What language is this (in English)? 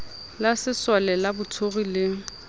Southern Sotho